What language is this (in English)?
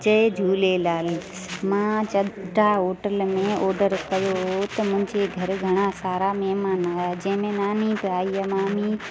Sindhi